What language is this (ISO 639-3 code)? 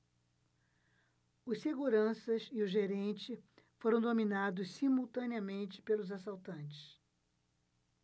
por